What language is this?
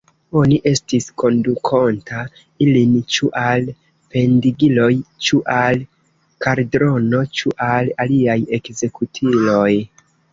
Esperanto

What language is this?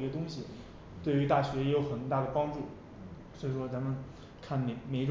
Chinese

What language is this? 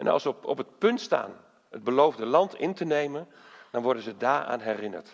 Dutch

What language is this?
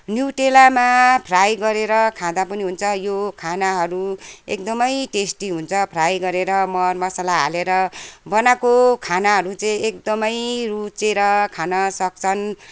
Nepali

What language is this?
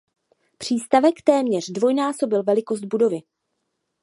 Czech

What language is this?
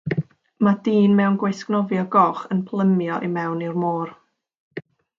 Welsh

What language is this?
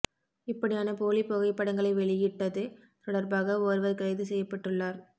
Tamil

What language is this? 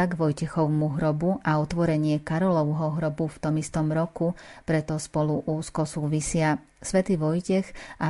Slovak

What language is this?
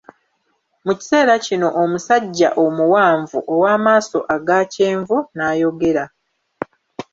Ganda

